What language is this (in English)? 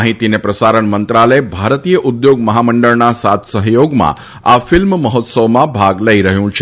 Gujarati